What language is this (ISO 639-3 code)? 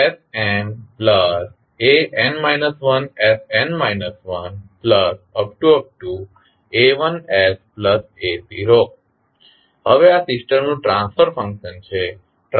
guj